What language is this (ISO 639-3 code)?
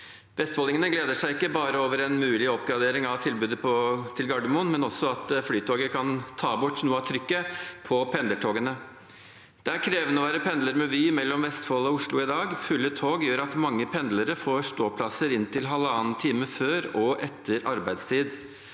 nor